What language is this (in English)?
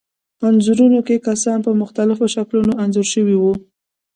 Pashto